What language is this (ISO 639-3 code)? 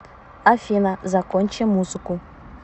rus